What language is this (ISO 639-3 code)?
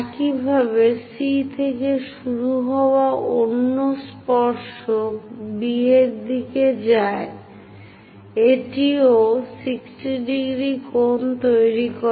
ben